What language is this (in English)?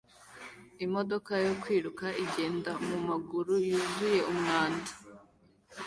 Kinyarwanda